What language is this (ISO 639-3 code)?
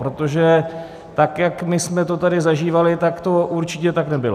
ces